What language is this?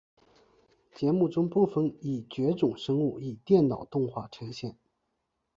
Chinese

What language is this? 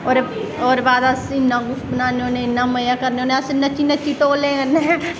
Dogri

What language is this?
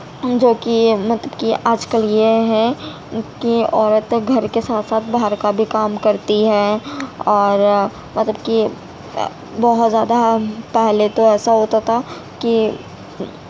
Urdu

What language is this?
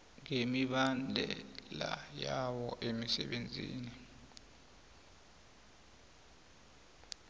South Ndebele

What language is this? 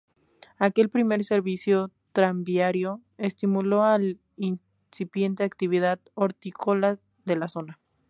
Spanish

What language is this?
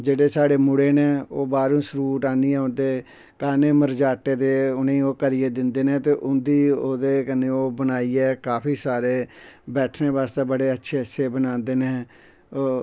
Dogri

